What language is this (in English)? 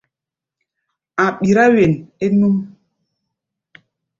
Gbaya